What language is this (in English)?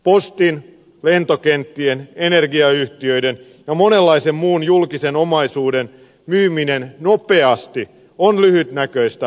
Finnish